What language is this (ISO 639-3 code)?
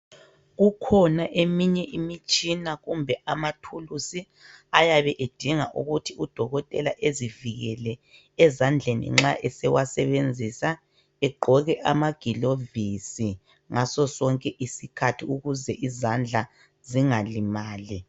nde